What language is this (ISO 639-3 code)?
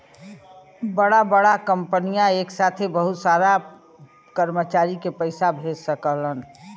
bho